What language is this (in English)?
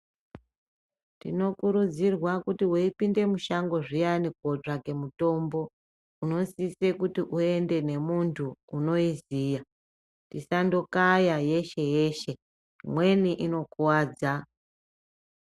Ndau